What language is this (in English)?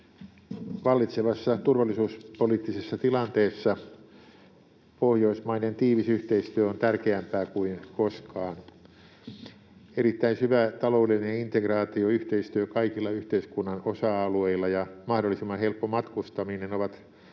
Finnish